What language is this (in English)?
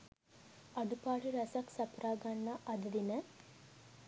Sinhala